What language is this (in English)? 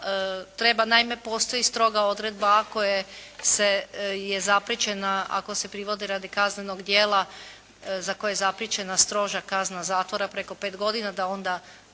Croatian